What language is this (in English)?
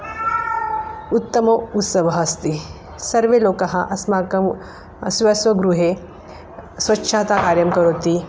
Sanskrit